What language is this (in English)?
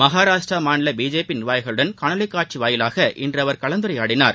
Tamil